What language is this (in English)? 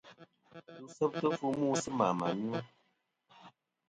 Kom